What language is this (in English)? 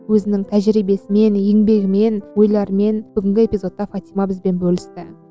Kazakh